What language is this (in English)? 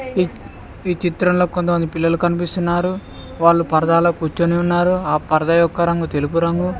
Telugu